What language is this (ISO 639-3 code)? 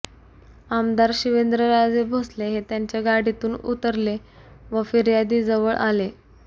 mar